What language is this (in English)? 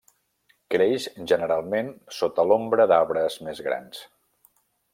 Catalan